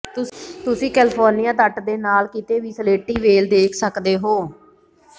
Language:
Punjabi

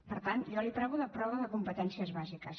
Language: Catalan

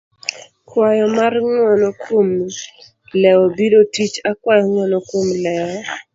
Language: Luo (Kenya and Tanzania)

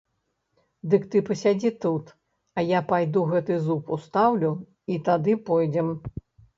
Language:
Belarusian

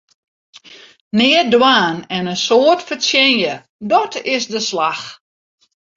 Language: Western Frisian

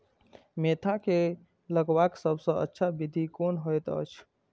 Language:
Maithili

